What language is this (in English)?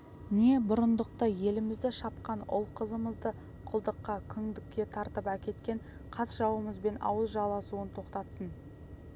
Kazakh